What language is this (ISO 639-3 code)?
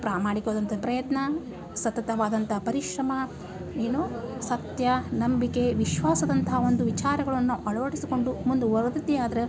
kan